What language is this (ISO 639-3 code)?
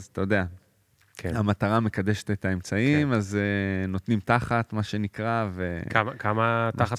heb